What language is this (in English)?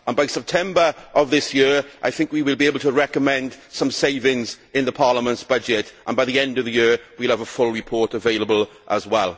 English